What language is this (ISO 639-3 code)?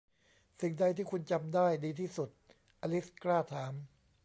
tha